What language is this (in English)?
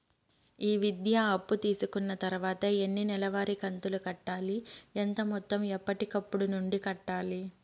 Telugu